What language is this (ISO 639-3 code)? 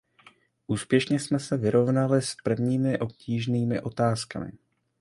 ces